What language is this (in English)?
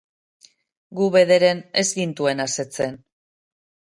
Basque